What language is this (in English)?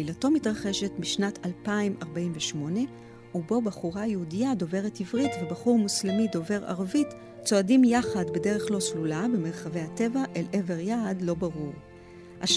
Hebrew